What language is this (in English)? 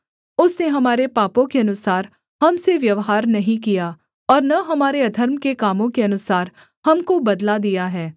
Hindi